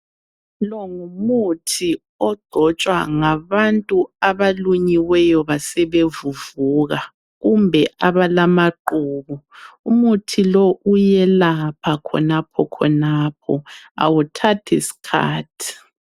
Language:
North Ndebele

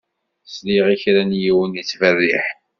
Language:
Kabyle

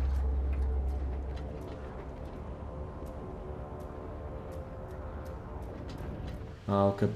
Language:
Italian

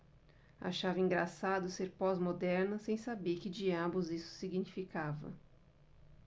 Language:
Portuguese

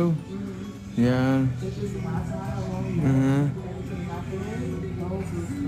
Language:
Vietnamese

